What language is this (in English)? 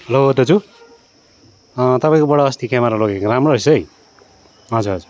Nepali